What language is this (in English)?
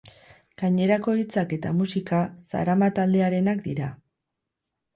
Basque